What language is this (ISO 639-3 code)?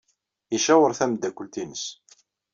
kab